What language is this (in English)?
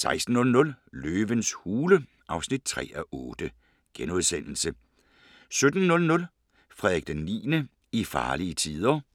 Danish